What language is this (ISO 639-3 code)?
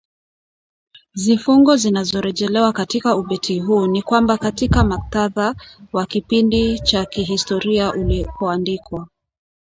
swa